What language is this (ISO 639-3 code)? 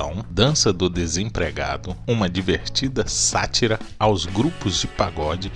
por